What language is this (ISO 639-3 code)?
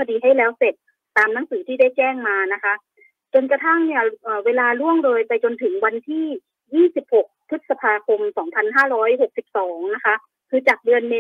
tha